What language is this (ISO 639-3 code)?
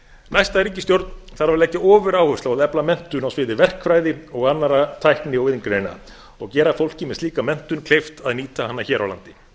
isl